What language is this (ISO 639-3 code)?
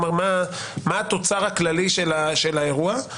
heb